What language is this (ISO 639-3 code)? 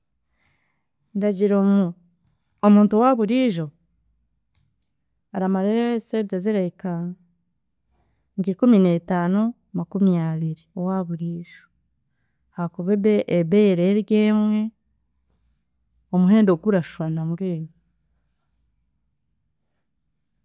cgg